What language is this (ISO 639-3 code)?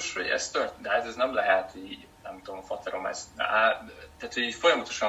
hun